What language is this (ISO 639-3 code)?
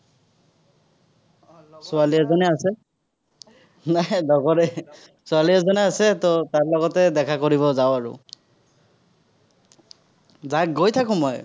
asm